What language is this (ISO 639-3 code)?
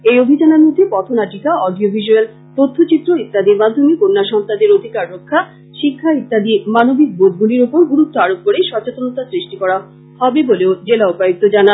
ben